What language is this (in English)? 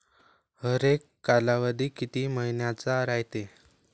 Marathi